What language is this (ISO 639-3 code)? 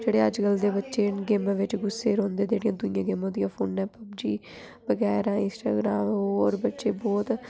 doi